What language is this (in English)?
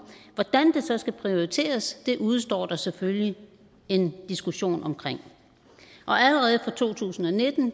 Danish